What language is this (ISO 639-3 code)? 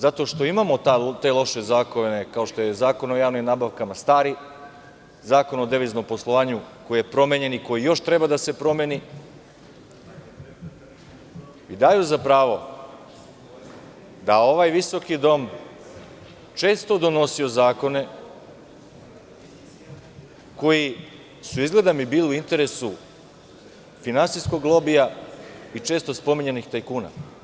srp